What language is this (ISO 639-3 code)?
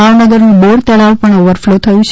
guj